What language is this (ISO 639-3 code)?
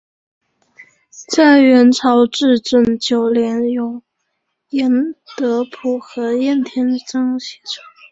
zho